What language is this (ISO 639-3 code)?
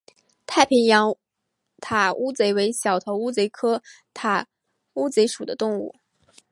zho